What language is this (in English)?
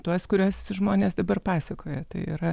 Lithuanian